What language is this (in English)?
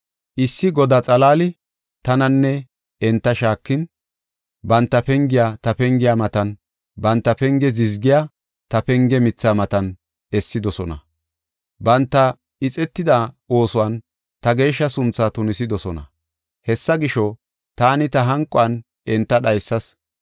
Gofa